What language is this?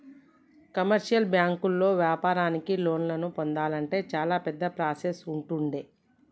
Telugu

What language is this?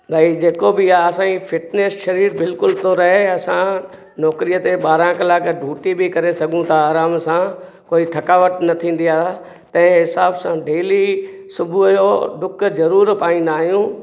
Sindhi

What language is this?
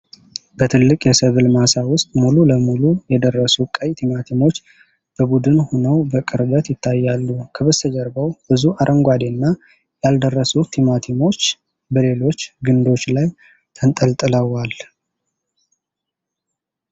Amharic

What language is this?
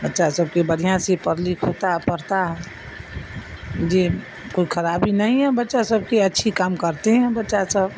Urdu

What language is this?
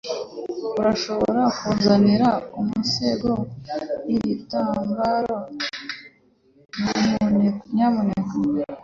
Kinyarwanda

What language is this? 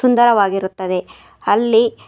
Kannada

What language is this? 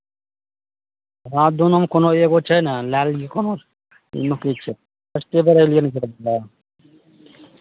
Maithili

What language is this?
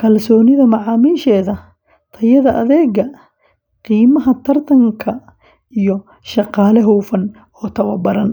Somali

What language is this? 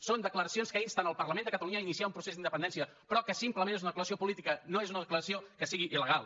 Catalan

